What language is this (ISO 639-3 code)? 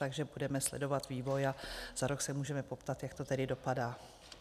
ces